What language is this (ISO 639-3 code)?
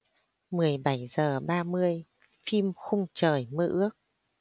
vie